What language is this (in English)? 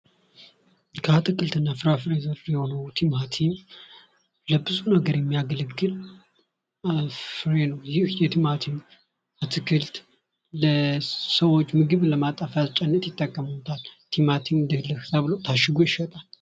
Amharic